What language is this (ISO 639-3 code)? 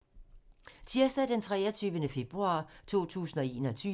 dan